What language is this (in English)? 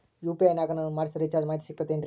Kannada